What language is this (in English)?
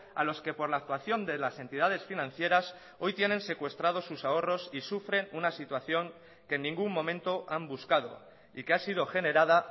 Spanish